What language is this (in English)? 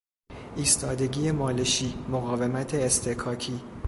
Persian